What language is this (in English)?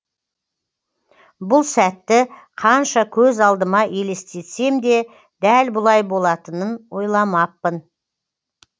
Kazakh